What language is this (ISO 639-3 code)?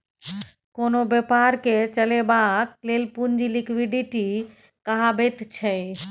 mai